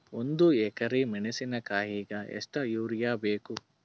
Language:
Kannada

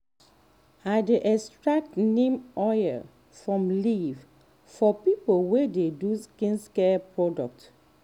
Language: Nigerian Pidgin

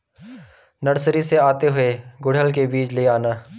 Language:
Hindi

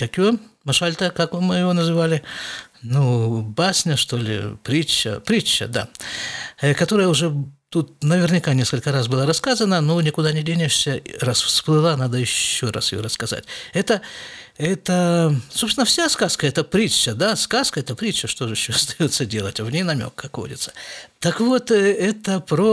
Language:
Russian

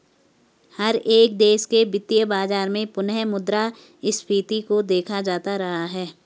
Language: Hindi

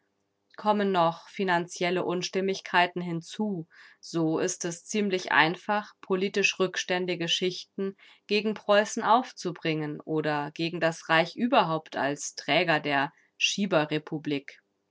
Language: German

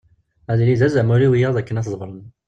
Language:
Kabyle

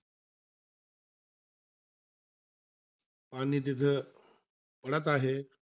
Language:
Marathi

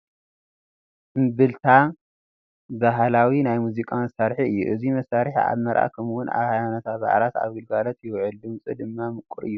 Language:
Tigrinya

